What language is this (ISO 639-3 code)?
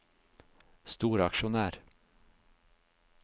nor